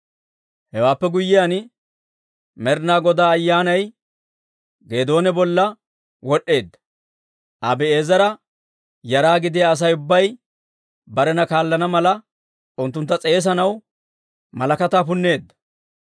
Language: Dawro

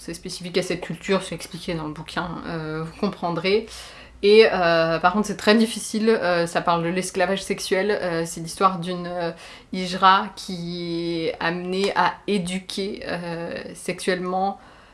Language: French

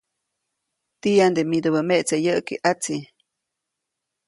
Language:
Copainalá Zoque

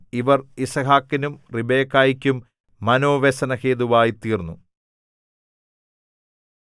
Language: Malayalam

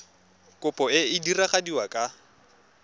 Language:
Tswana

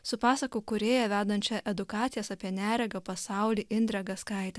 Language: Lithuanian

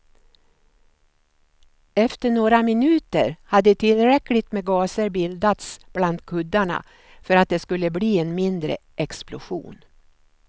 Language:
Swedish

